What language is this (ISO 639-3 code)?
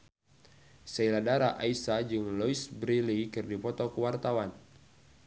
sun